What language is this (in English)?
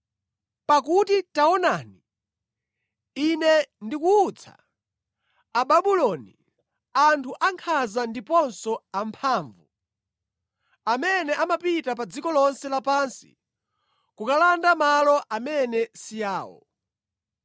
Nyanja